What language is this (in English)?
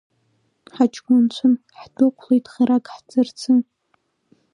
Abkhazian